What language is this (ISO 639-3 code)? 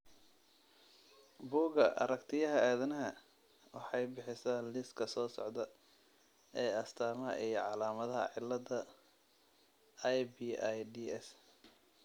som